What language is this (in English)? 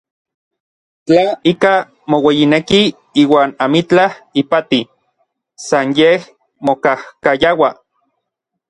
Orizaba Nahuatl